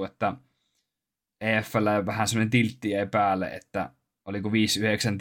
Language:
Finnish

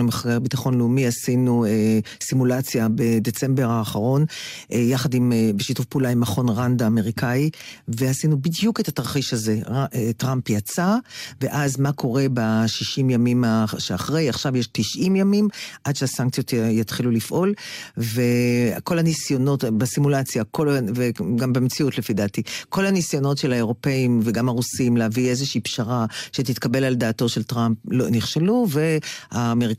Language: Hebrew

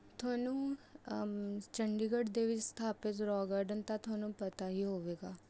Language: Punjabi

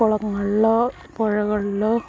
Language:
Malayalam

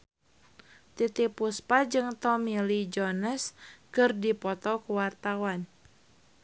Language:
Sundanese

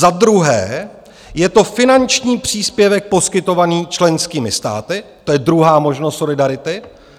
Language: Czech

